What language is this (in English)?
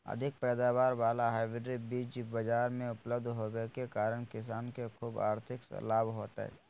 Magahi